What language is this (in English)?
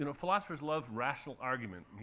English